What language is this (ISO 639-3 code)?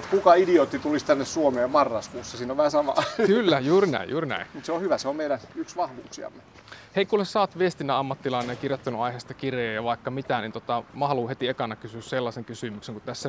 fin